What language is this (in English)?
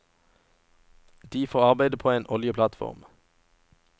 Norwegian